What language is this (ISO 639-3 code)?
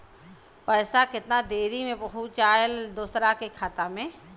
bho